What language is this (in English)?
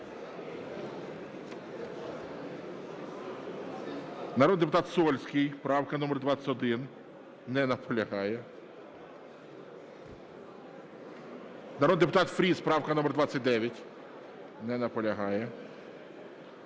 Ukrainian